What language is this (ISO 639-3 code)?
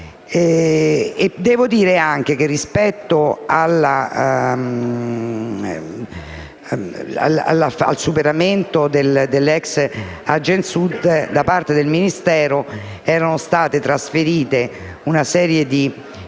ita